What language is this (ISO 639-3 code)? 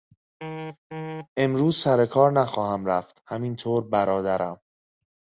fas